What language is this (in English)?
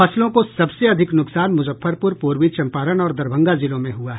Hindi